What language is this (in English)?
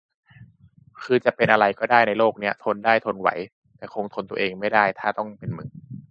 Thai